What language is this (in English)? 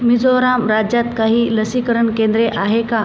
Marathi